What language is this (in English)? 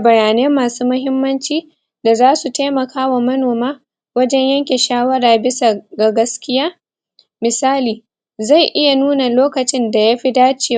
Hausa